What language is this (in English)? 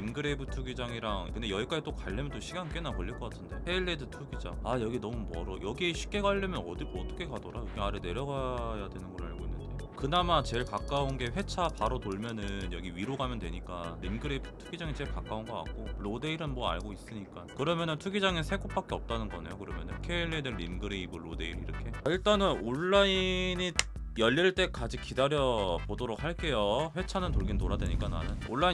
Korean